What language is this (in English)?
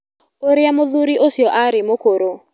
Kikuyu